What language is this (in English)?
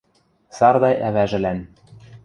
Western Mari